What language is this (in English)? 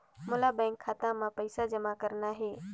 Chhattisgarhi